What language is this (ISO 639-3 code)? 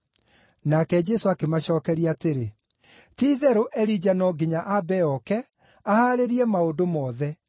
kik